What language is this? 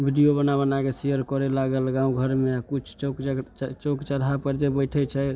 Maithili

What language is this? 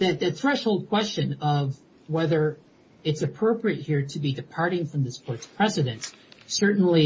English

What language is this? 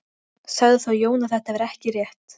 Icelandic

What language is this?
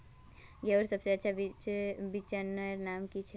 Magahi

